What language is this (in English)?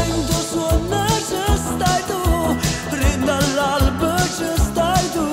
Romanian